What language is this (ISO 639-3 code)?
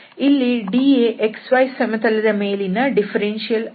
kan